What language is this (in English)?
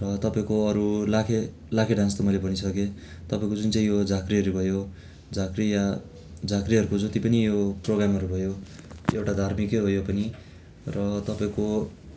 Nepali